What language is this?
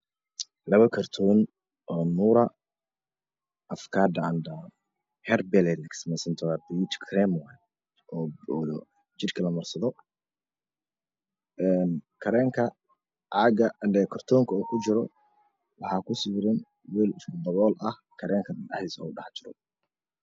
Somali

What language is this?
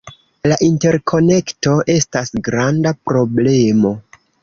Esperanto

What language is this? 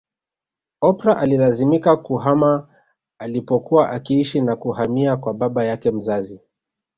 Swahili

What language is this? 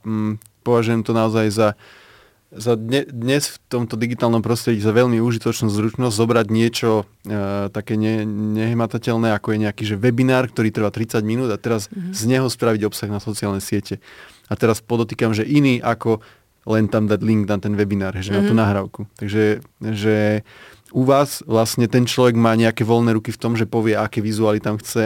Slovak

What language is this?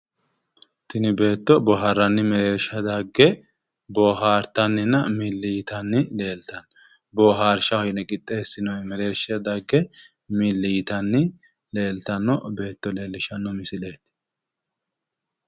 Sidamo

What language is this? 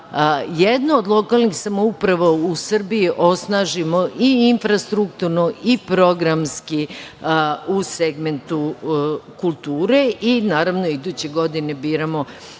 Serbian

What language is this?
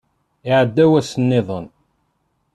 Kabyle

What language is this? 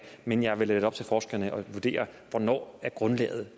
Danish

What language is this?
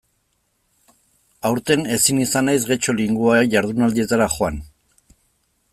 Basque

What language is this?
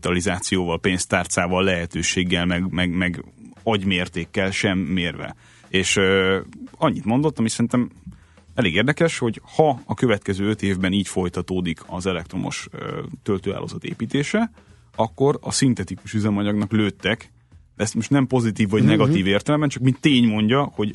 Hungarian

